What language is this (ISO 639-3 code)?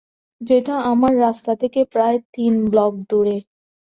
ben